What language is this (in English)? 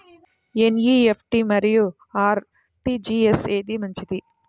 Telugu